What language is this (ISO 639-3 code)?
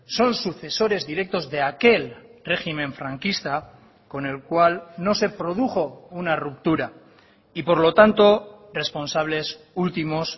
spa